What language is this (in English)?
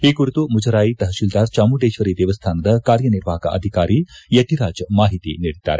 Kannada